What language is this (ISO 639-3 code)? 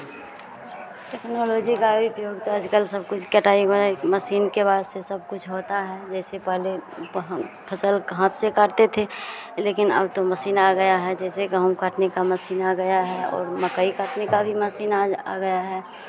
hin